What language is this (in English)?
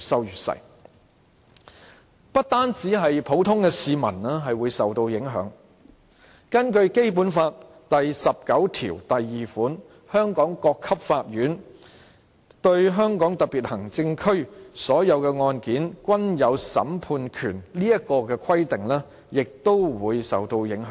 Cantonese